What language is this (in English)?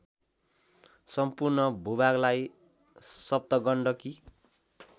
Nepali